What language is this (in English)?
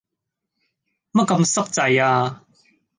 Cantonese